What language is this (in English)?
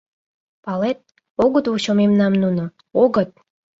Mari